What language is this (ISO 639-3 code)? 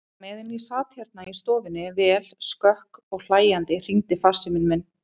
isl